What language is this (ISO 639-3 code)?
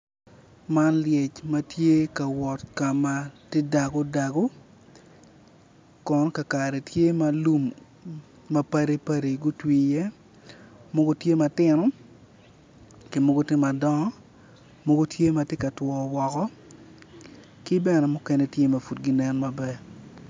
ach